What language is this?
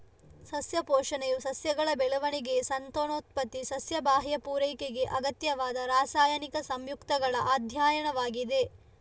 Kannada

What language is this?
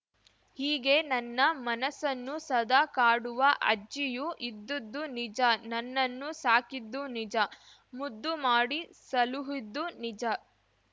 Kannada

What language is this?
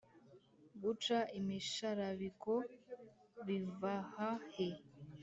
Kinyarwanda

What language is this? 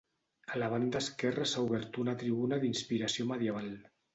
Catalan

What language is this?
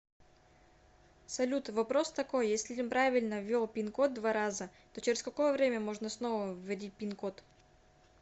Russian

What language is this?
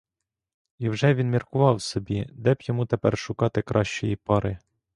Ukrainian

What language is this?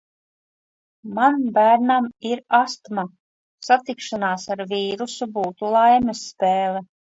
Latvian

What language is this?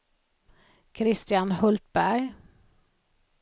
Swedish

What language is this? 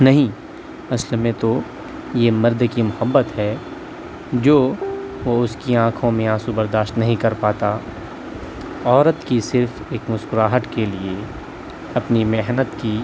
Urdu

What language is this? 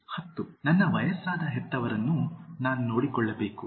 Kannada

